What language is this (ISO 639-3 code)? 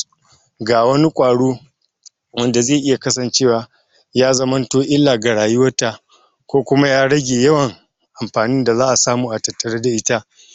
hau